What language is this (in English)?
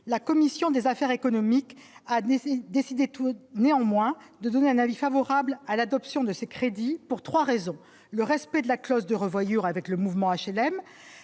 French